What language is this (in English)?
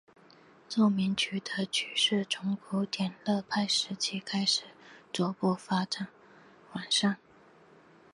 Chinese